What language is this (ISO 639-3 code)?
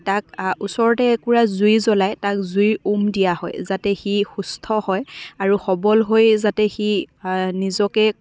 asm